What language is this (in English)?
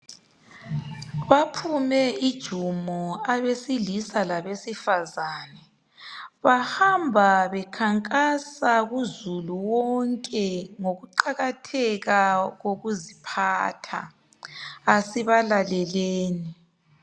North Ndebele